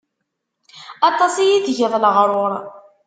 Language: Kabyle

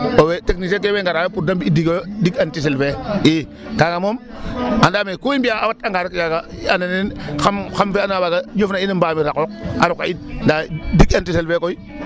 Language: Serer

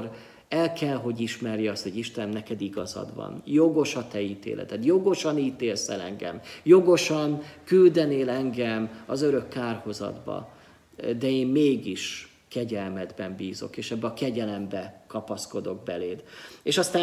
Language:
Hungarian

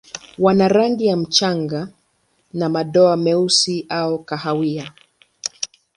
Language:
Swahili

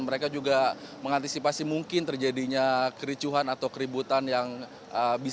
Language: Indonesian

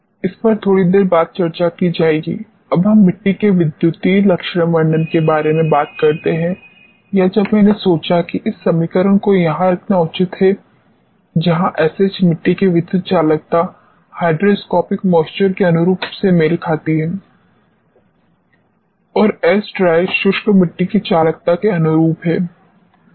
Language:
Hindi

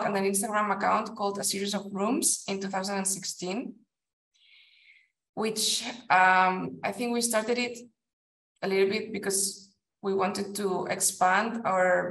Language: English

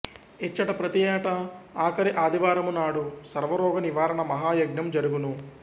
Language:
Telugu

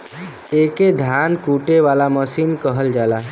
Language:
Bhojpuri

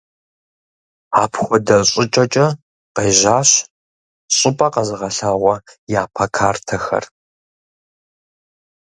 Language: Kabardian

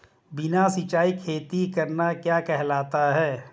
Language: Hindi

